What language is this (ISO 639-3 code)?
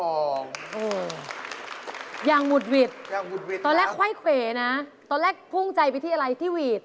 tha